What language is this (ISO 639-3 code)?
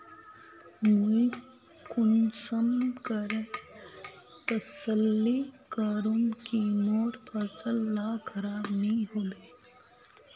mag